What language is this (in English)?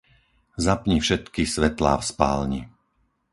Slovak